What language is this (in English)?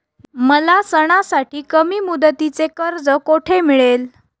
Marathi